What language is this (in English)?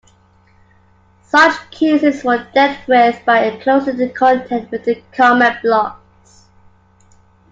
English